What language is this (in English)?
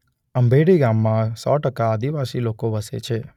Gujarati